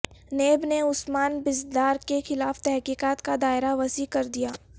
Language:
Urdu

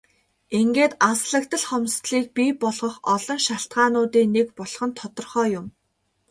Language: Mongolian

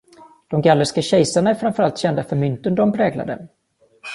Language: Swedish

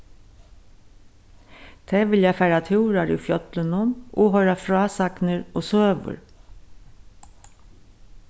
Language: Faroese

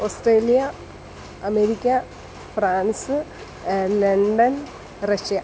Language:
Malayalam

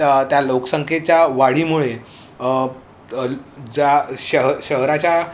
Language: Marathi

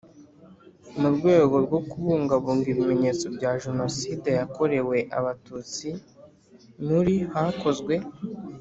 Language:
Kinyarwanda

